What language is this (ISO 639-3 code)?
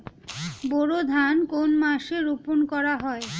ben